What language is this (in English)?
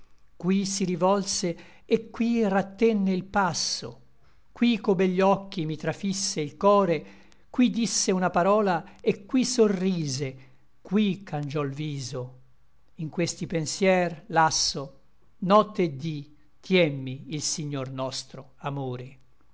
Italian